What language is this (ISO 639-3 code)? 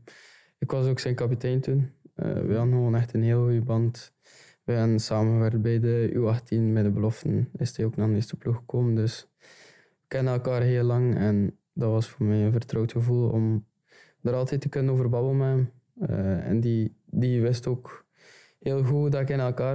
nld